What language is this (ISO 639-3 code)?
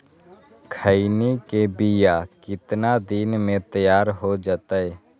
mag